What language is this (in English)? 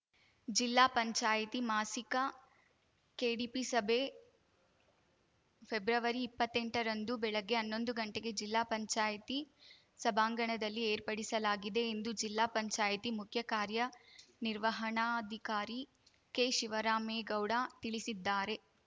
Kannada